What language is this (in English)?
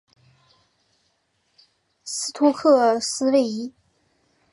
Chinese